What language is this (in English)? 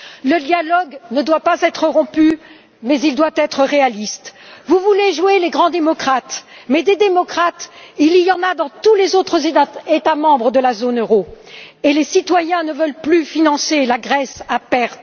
French